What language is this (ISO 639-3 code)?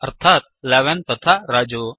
san